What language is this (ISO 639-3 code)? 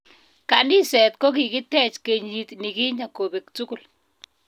kln